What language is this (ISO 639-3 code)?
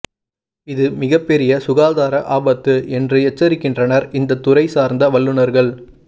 tam